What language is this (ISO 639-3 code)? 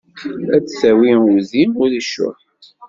kab